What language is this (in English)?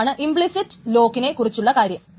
Malayalam